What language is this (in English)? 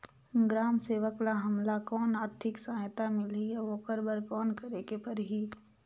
Chhattisgarhi